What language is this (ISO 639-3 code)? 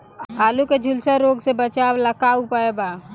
bho